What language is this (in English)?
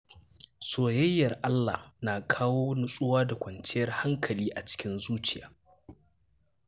Hausa